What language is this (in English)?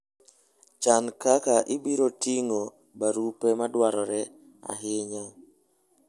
Luo (Kenya and Tanzania)